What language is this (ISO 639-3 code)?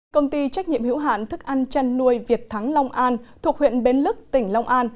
vie